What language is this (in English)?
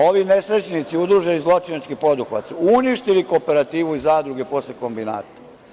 Serbian